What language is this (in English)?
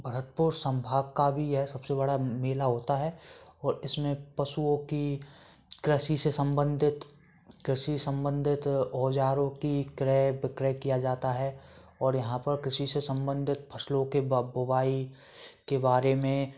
Hindi